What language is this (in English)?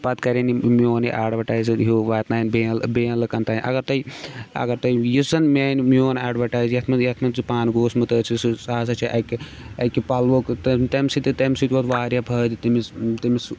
Kashmiri